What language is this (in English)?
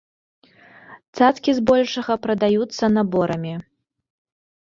Belarusian